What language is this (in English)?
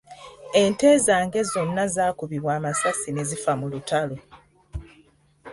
Ganda